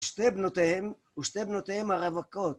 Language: Hebrew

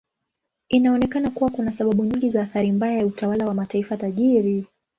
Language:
Swahili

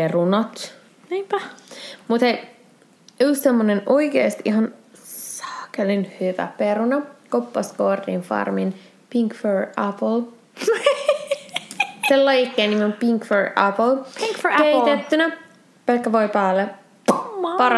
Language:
Finnish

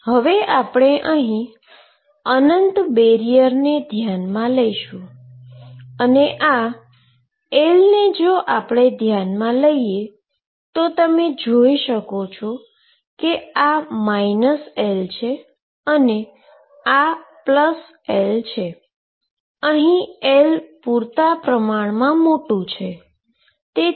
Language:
Gujarati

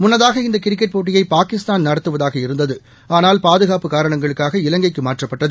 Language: Tamil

